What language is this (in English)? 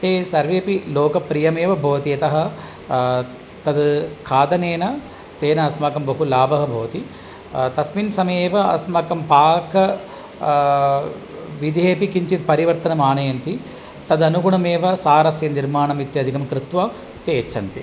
Sanskrit